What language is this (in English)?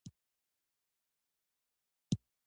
Pashto